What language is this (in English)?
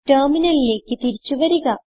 Malayalam